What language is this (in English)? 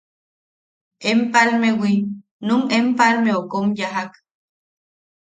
Yaqui